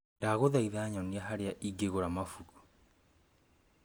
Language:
Kikuyu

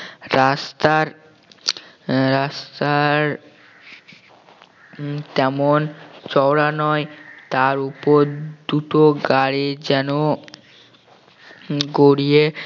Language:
Bangla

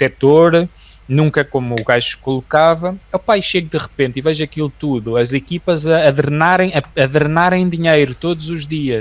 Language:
Portuguese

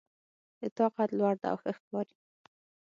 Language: Pashto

